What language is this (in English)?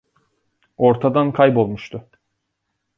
Turkish